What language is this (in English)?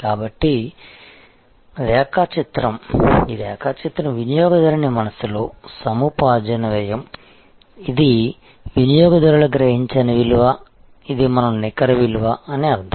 Telugu